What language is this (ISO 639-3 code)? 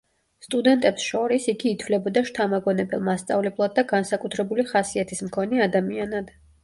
kat